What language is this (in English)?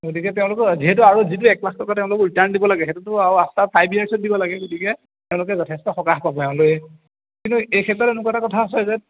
Assamese